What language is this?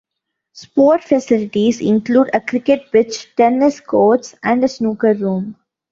English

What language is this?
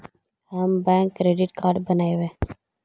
Magahi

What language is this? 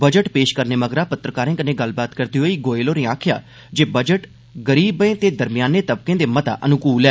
Dogri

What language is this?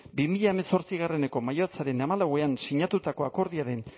Basque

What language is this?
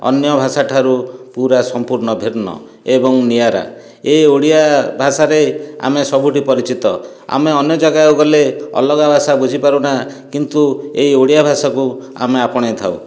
Odia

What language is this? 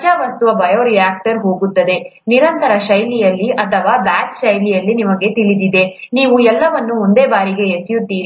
Kannada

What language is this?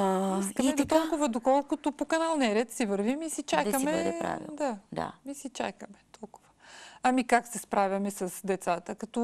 Bulgarian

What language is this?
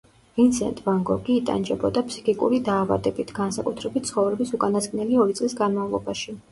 Georgian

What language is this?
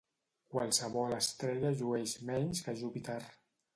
Catalan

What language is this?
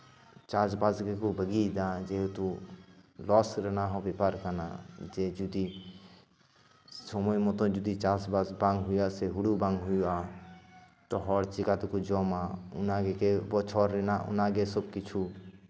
Santali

